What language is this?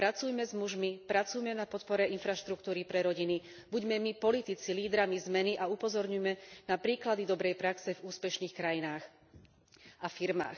Slovak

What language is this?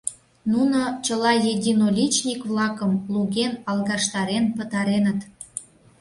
Mari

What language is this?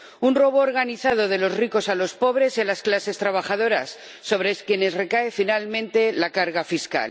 Spanish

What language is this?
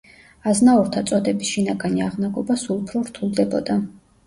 Georgian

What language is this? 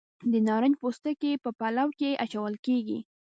Pashto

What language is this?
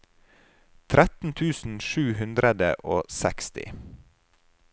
Norwegian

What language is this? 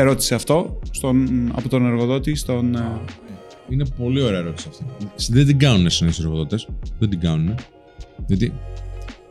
Greek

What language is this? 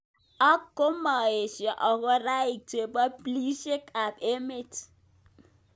Kalenjin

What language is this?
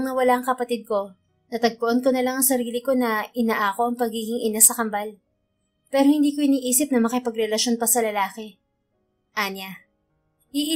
Filipino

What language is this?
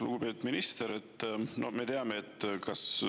Estonian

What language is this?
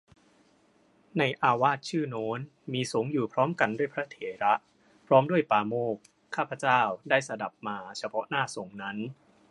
Thai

